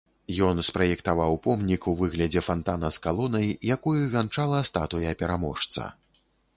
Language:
Belarusian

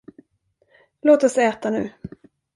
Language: Swedish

